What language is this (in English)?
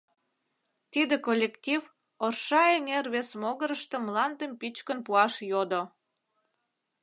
Mari